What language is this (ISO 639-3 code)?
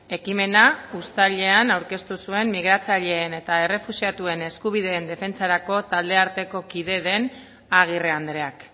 eus